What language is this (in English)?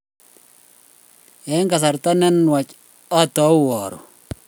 Kalenjin